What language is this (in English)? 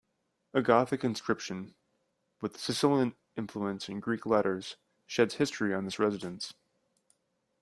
English